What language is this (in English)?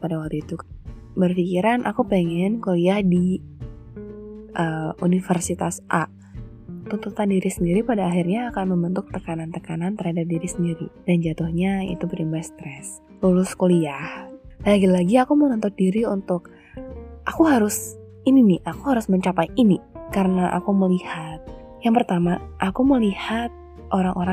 Indonesian